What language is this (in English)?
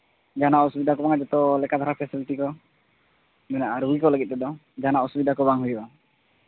Santali